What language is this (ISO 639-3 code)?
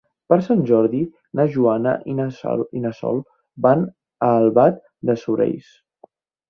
cat